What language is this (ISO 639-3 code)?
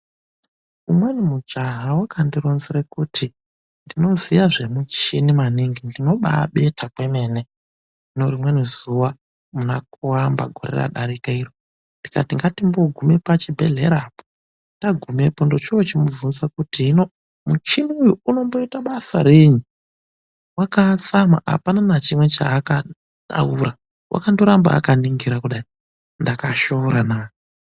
ndc